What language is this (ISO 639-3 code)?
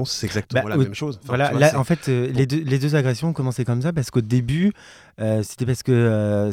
fra